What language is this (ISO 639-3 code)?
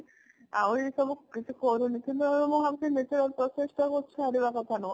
ori